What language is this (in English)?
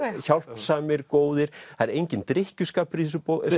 Icelandic